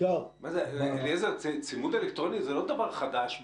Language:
Hebrew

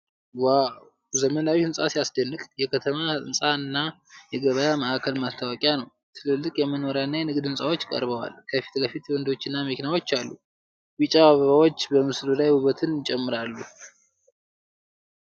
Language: Amharic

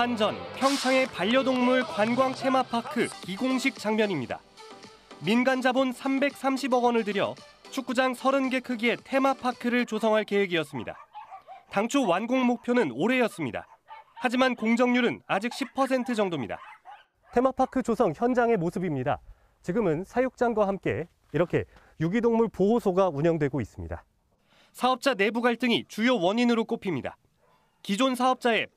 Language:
Korean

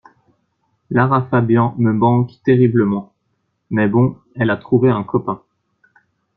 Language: French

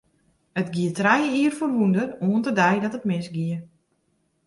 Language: Western Frisian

